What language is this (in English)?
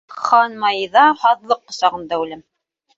Bashkir